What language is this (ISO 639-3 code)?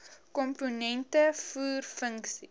afr